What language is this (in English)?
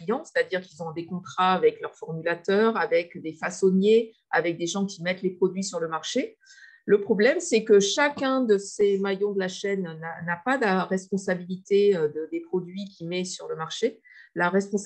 French